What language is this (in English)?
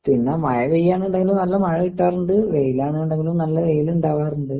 Malayalam